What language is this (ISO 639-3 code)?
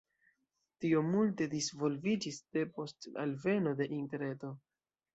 epo